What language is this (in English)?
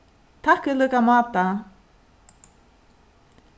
Faroese